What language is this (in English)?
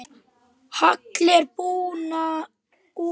Icelandic